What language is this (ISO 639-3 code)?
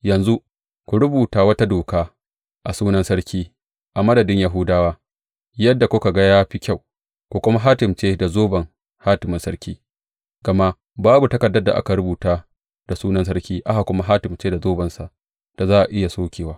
hau